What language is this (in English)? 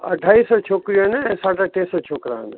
Sindhi